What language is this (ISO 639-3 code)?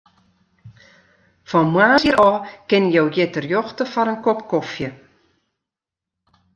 fry